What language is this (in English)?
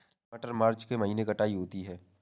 Hindi